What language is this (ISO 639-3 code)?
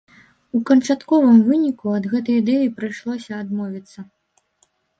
bel